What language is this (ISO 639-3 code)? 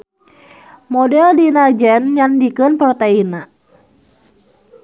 sun